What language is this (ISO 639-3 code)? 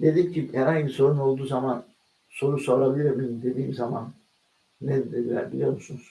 tur